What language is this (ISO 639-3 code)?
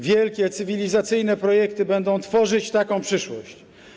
pol